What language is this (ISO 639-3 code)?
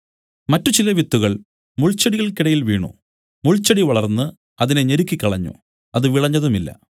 mal